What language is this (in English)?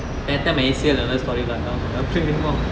English